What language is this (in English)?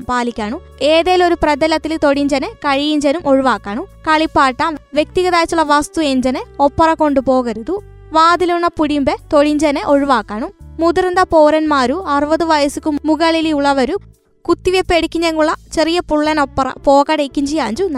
Malayalam